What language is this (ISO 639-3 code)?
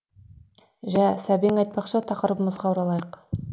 kaz